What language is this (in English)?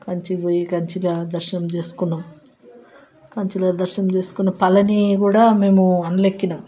Telugu